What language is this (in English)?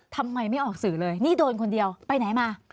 Thai